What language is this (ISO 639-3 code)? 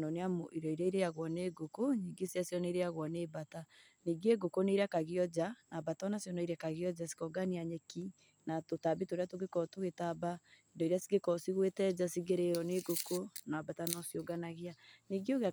kik